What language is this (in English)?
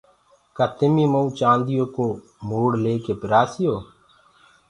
Gurgula